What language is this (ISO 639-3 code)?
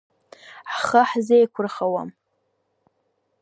abk